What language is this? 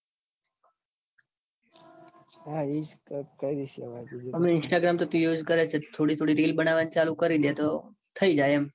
Gujarati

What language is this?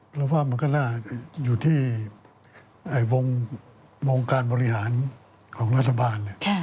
Thai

